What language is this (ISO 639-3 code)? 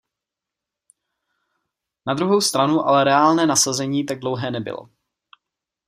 ces